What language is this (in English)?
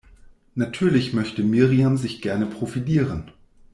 German